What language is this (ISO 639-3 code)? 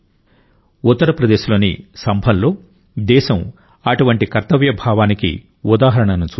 tel